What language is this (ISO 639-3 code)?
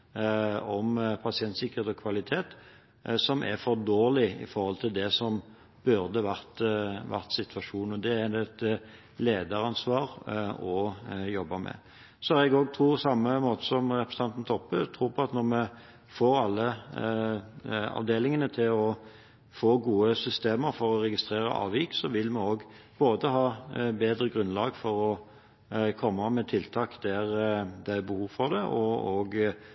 nob